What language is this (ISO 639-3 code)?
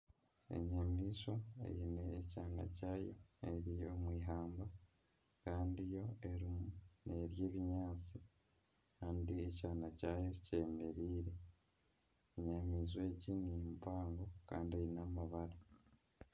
nyn